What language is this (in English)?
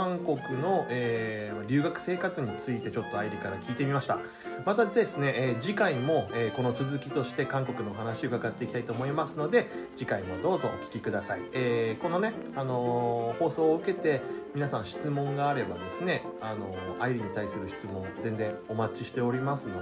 Japanese